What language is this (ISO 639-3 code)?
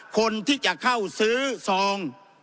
tha